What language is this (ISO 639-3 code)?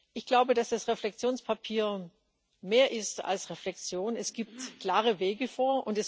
deu